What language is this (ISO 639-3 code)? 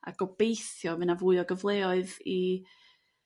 cym